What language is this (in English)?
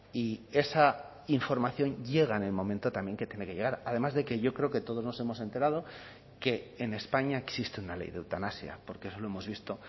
Spanish